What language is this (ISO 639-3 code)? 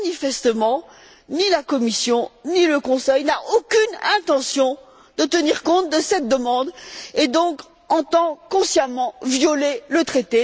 fra